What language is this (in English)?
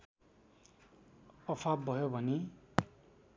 Nepali